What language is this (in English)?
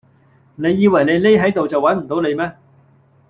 Cantonese